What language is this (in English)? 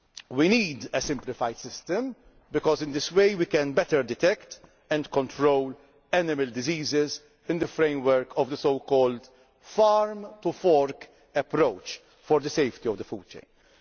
English